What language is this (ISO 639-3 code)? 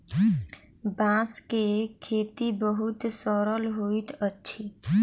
mai